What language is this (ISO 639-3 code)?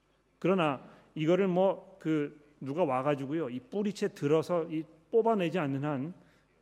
kor